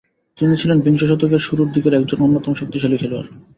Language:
Bangla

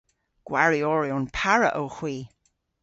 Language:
Cornish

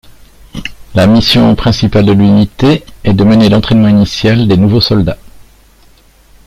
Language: French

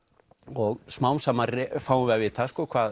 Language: Icelandic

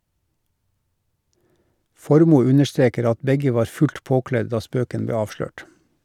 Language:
Norwegian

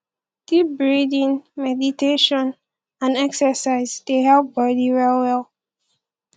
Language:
Nigerian Pidgin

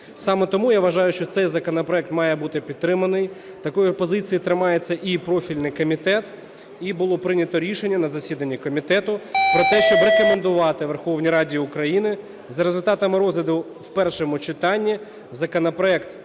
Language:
Ukrainian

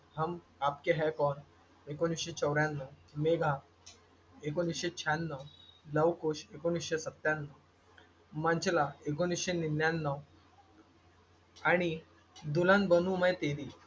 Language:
Marathi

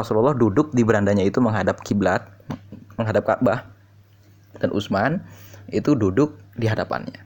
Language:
Indonesian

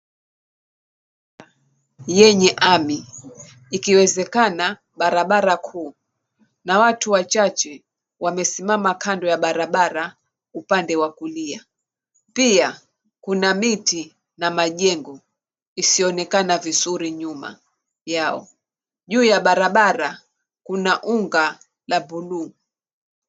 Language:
Swahili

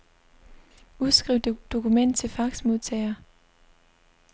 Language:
Danish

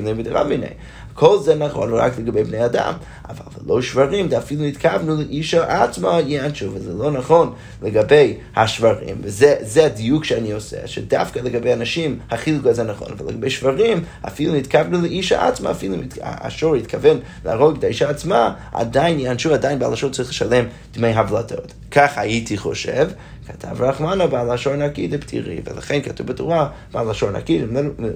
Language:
Hebrew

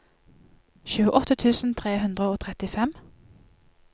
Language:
Norwegian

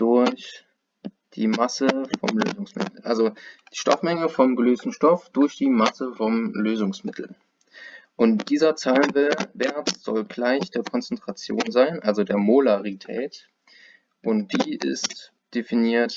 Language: German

